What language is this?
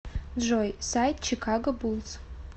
Russian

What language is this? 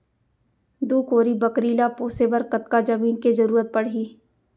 Chhattisgarhi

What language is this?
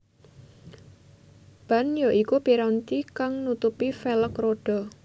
Javanese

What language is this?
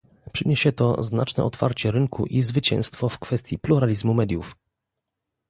Polish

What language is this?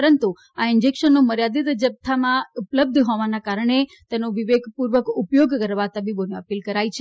Gujarati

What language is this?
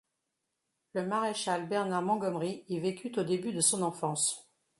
French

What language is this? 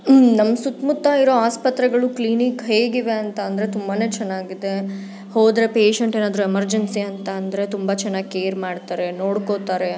Kannada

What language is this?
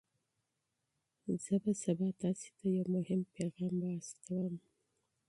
Pashto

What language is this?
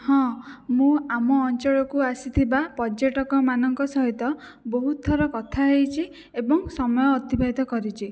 Odia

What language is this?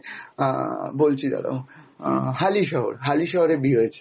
Bangla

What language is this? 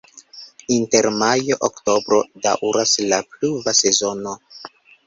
Esperanto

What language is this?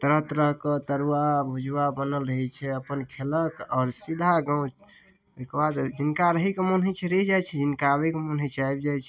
Maithili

